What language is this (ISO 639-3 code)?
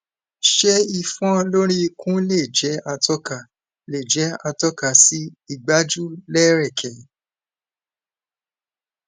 yor